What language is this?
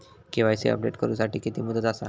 Marathi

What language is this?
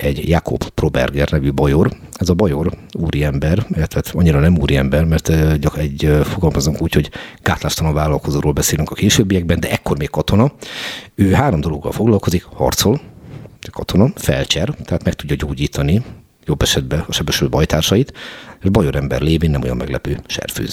Hungarian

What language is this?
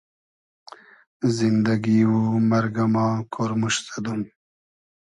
Hazaragi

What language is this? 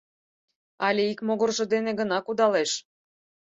Mari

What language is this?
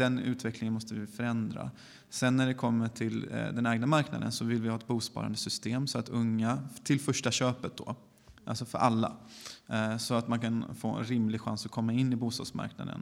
Swedish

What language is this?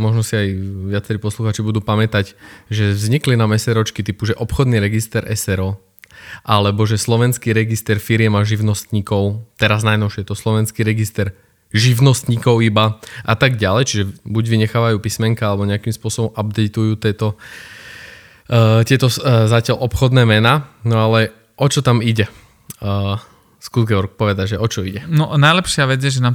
Slovak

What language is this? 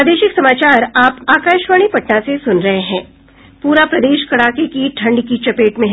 Hindi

